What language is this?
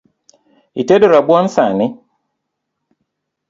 Luo (Kenya and Tanzania)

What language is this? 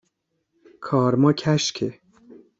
Persian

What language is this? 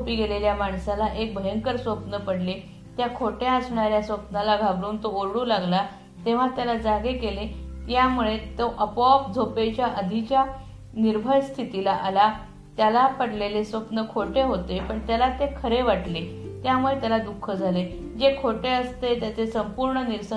Marathi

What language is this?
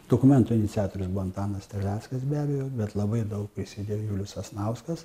Lithuanian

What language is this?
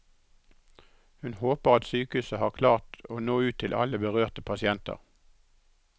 Norwegian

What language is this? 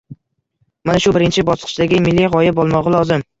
Uzbek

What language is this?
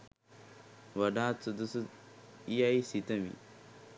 Sinhala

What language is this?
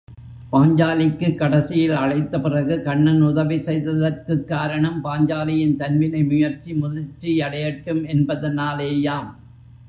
Tamil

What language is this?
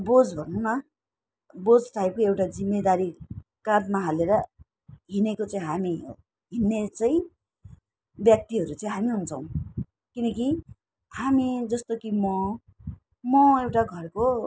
Nepali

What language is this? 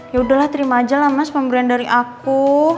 Indonesian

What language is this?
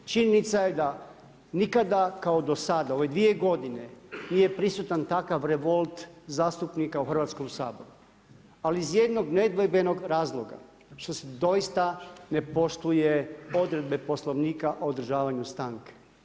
Croatian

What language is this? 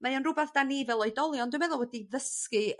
Welsh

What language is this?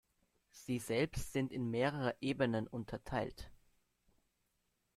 German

